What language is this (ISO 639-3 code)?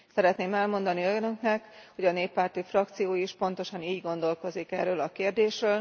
hun